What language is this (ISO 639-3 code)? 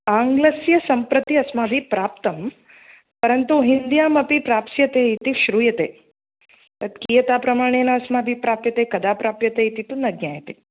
san